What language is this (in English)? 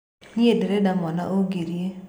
Kikuyu